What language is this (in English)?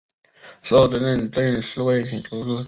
Chinese